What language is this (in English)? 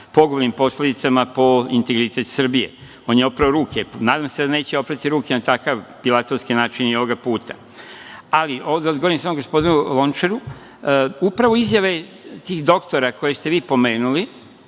Serbian